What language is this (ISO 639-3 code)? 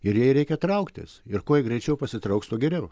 lit